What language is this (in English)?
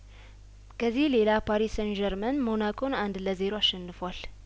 Amharic